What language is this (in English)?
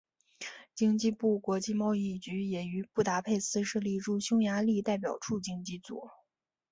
Chinese